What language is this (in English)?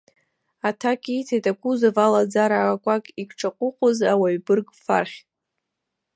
Abkhazian